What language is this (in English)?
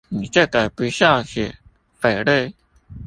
Chinese